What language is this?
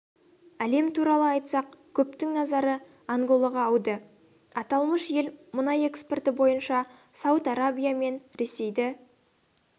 Kazakh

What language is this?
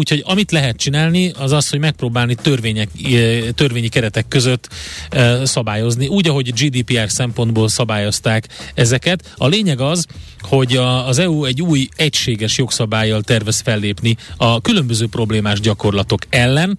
Hungarian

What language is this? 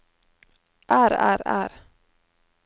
Norwegian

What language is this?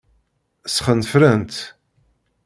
Kabyle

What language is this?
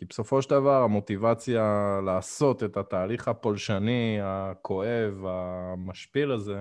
Hebrew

